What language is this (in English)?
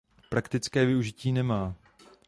Czech